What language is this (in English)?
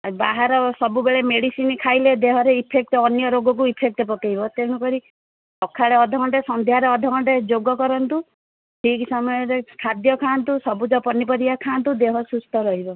Odia